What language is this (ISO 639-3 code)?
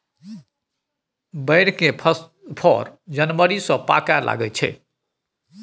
mai